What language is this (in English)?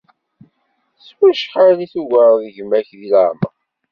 Kabyle